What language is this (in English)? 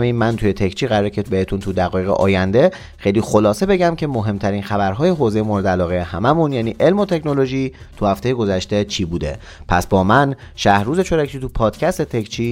Persian